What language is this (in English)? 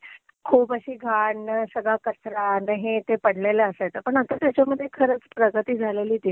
Marathi